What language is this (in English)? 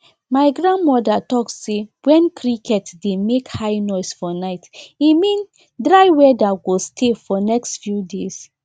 Nigerian Pidgin